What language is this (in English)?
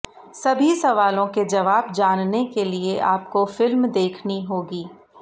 Hindi